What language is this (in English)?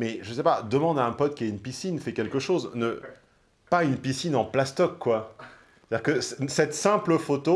French